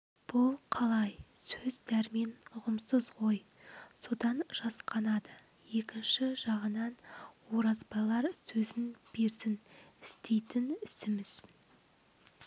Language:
Kazakh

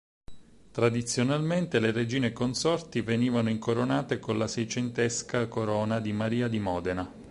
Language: Italian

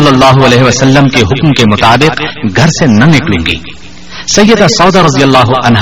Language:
Urdu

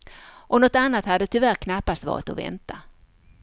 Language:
Swedish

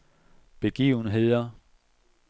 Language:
Danish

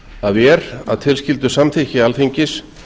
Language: Icelandic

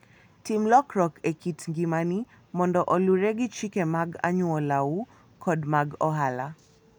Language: Luo (Kenya and Tanzania)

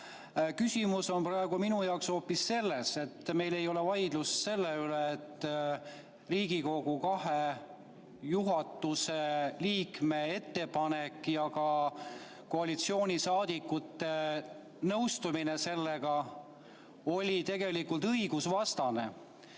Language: Estonian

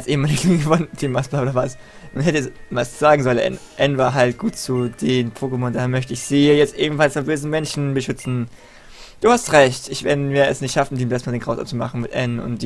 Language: German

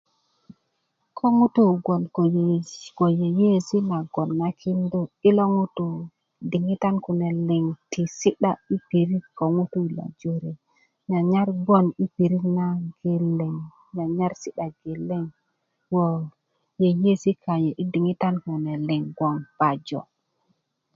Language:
Kuku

